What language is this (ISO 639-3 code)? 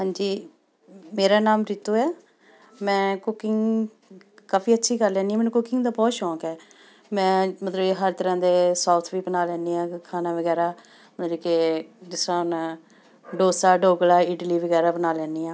pan